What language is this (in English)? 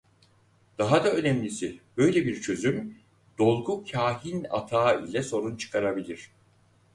Turkish